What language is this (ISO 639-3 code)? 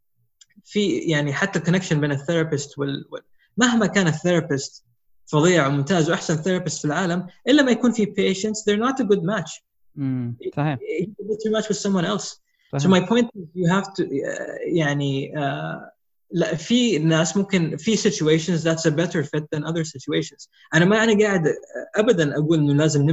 ara